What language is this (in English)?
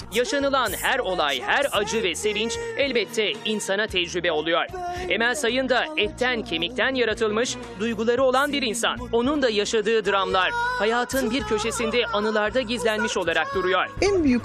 Turkish